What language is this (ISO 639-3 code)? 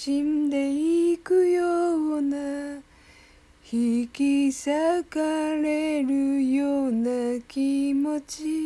jpn